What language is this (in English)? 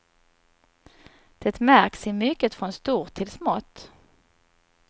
Swedish